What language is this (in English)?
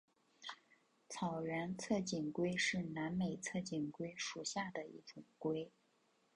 Chinese